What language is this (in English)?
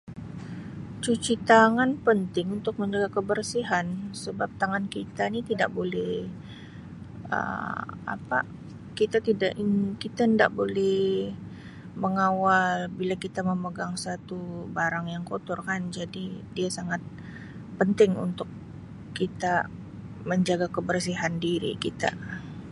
Sabah Malay